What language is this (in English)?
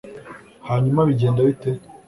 Kinyarwanda